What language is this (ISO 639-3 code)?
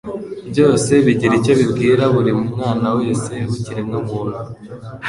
kin